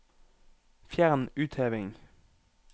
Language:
Norwegian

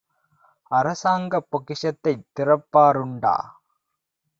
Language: Tamil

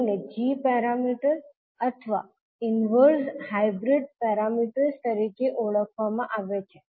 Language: Gujarati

